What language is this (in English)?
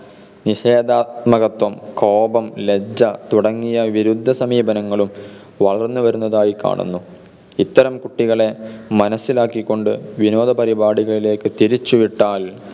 Malayalam